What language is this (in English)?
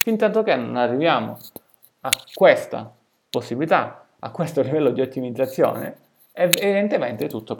Italian